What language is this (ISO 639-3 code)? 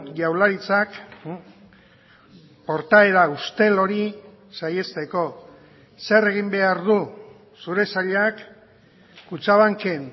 eus